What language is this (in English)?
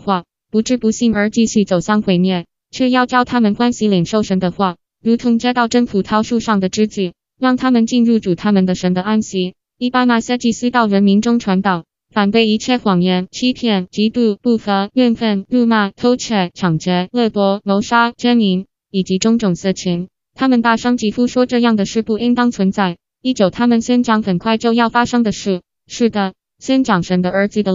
Chinese